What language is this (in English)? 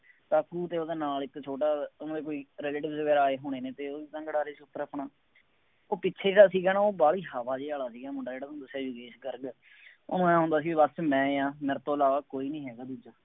Punjabi